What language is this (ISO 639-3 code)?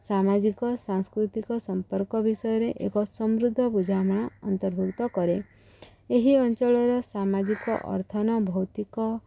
ori